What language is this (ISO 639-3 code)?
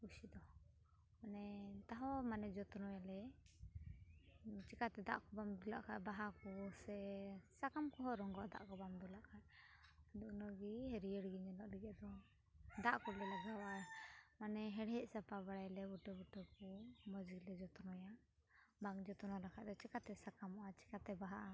sat